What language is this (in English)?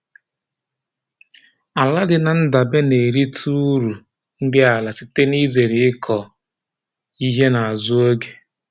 Igbo